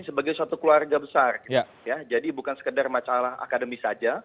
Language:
Indonesian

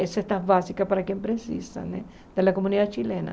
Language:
Portuguese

